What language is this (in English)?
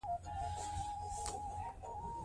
Pashto